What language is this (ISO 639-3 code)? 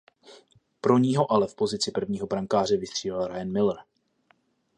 ces